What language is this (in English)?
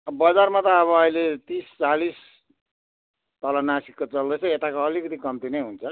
Nepali